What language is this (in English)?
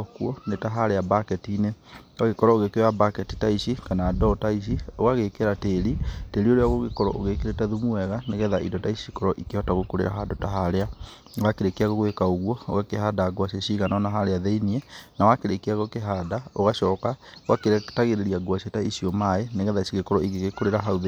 Kikuyu